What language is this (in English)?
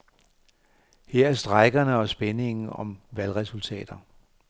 Danish